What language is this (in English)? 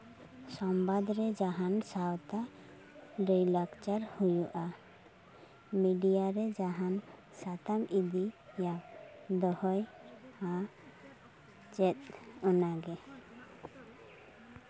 Santali